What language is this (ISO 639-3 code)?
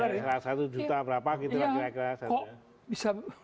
ind